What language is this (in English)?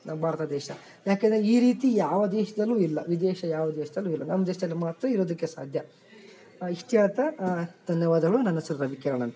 Kannada